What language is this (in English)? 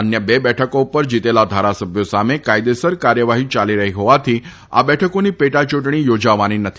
Gujarati